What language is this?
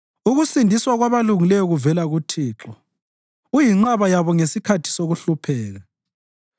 North Ndebele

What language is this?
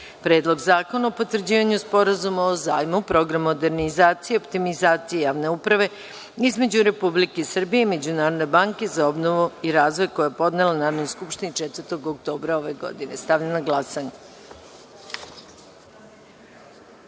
Serbian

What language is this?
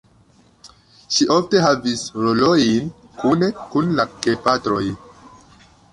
Esperanto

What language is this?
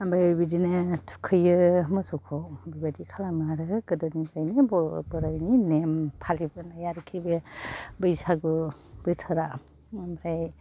Bodo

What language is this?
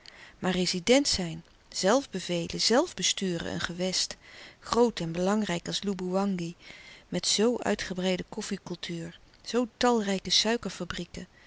Dutch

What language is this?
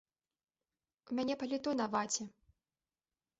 Belarusian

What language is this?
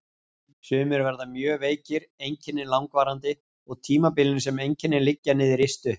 Icelandic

